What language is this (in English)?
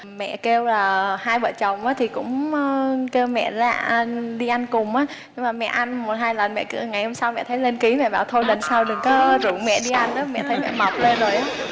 Vietnamese